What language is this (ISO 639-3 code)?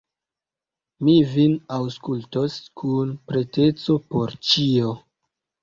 epo